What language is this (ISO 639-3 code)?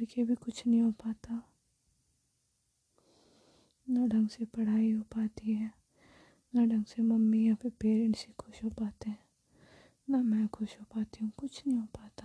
hin